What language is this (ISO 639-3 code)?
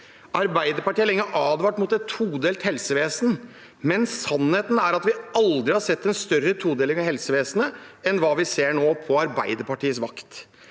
nor